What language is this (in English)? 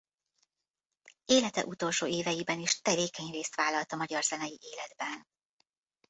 Hungarian